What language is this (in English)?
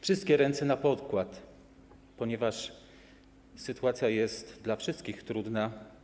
Polish